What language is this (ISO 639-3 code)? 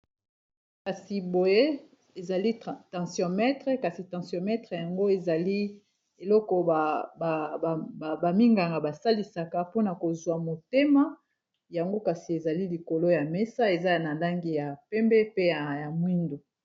lin